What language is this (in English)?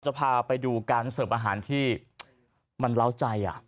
Thai